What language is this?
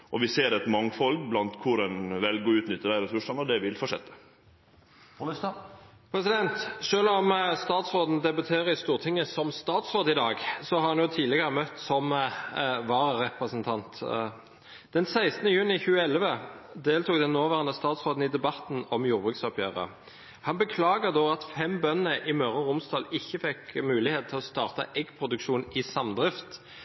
Norwegian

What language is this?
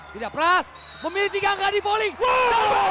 Indonesian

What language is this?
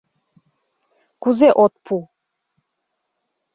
Mari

